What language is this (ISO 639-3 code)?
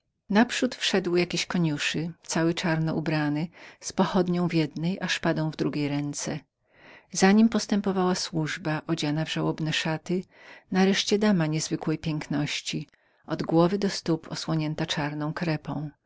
pol